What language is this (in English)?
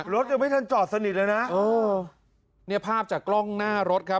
Thai